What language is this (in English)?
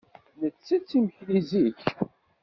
Kabyle